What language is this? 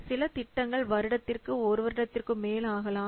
Tamil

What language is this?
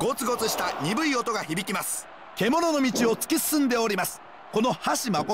Japanese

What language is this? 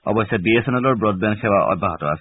Assamese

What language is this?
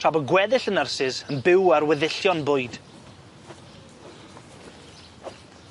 Welsh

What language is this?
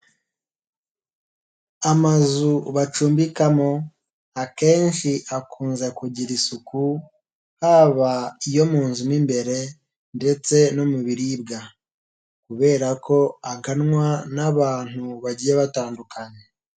Kinyarwanda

